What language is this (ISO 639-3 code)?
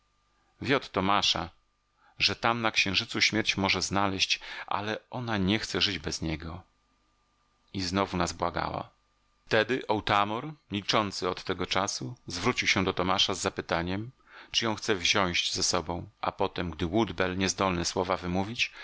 pol